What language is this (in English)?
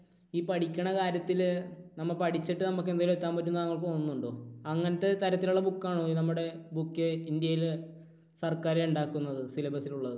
Malayalam